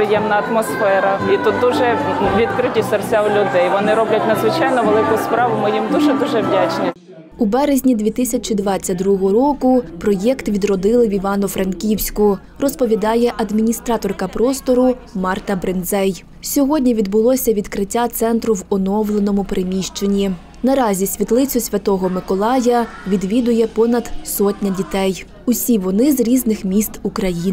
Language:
Ukrainian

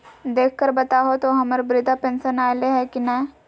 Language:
Magahi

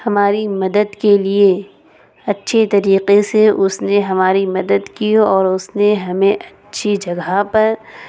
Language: Urdu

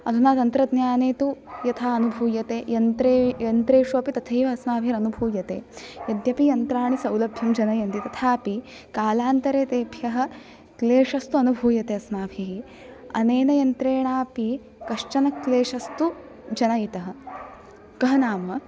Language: Sanskrit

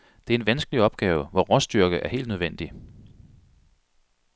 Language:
Danish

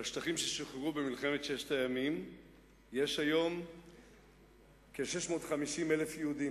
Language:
Hebrew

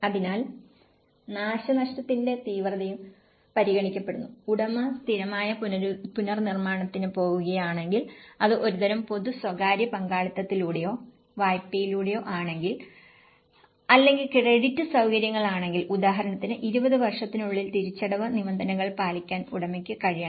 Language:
Malayalam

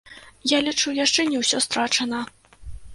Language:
Belarusian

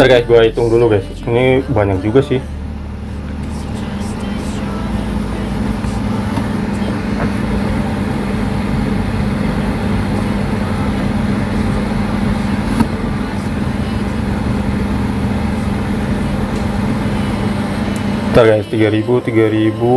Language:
Indonesian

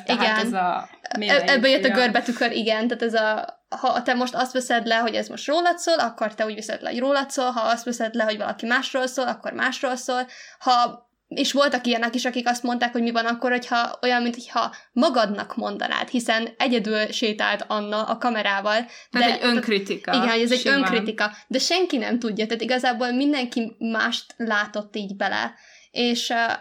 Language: Hungarian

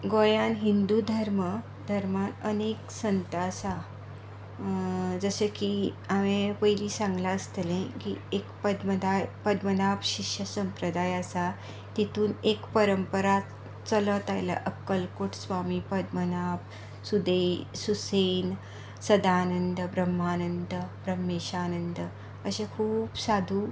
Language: Konkani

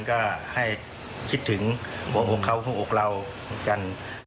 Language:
Thai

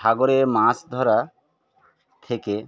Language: Bangla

